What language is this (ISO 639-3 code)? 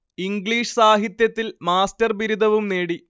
mal